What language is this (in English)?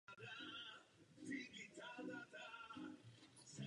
Czech